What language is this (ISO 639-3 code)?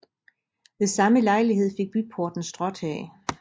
dan